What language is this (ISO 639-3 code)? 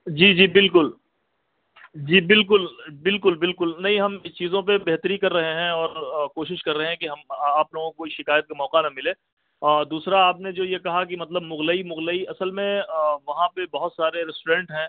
urd